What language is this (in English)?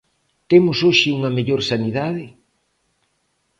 Galician